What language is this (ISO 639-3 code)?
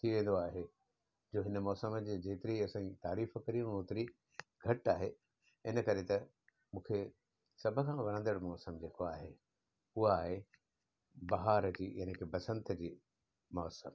snd